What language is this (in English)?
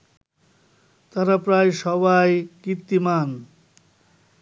Bangla